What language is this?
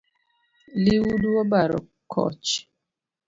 Luo (Kenya and Tanzania)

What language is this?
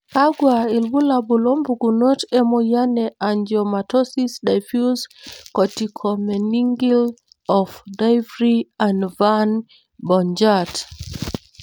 Masai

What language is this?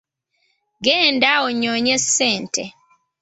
Ganda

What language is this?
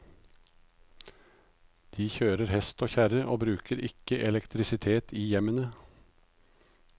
Norwegian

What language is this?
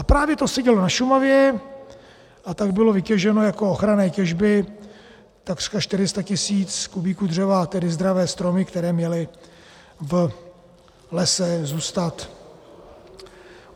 Czech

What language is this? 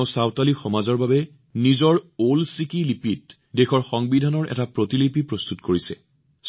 Assamese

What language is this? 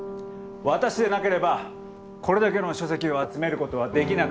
Japanese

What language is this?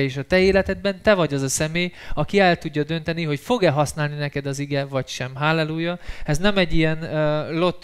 Hungarian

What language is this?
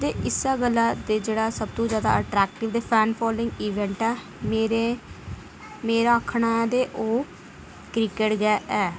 Dogri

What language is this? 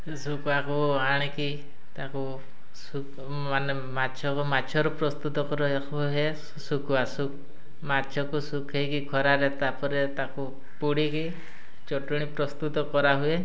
Odia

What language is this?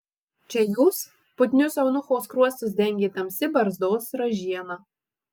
Lithuanian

